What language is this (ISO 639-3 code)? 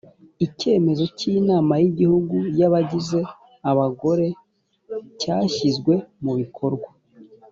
kin